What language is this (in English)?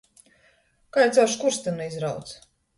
Latgalian